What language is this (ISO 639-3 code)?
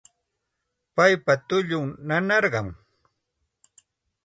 qxt